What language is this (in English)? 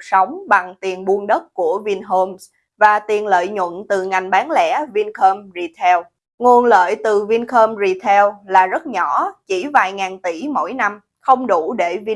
Vietnamese